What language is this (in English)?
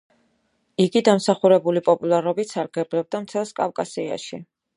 Georgian